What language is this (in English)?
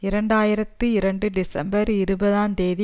Tamil